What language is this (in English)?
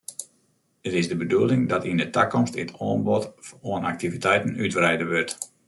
Western Frisian